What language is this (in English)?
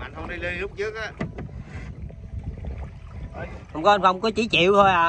Vietnamese